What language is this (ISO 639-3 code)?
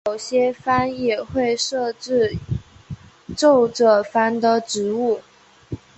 zho